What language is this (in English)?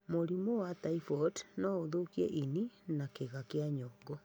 Kikuyu